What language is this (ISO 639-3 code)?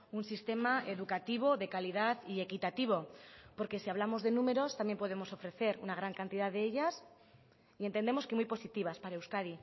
spa